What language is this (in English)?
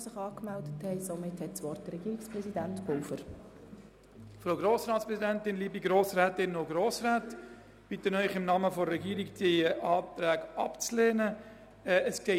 Swiss German